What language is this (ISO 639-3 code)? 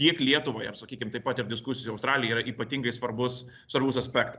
lit